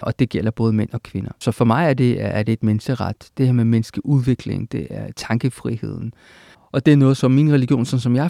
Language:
Danish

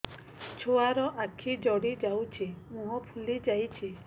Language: Odia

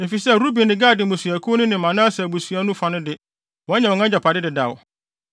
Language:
Akan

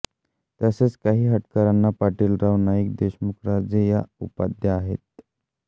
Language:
Marathi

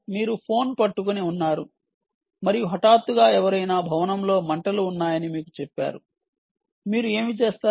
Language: Telugu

